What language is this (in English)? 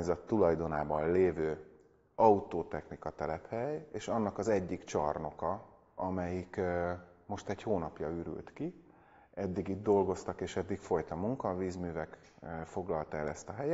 Hungarian